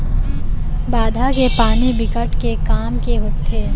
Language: Chhattisgarhi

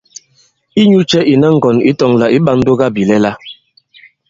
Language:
Bankon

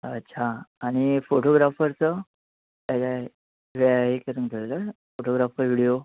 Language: Marathi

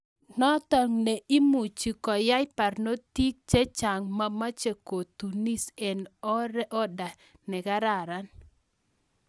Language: Kalenjin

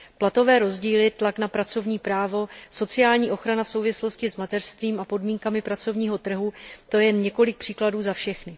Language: Czech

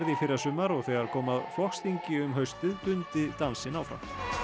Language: Icelandic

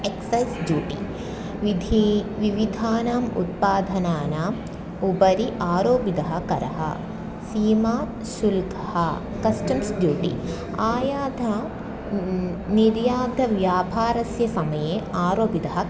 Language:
Sanskrit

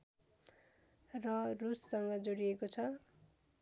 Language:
Nepali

